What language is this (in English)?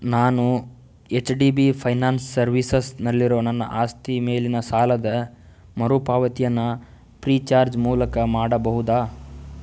Kannada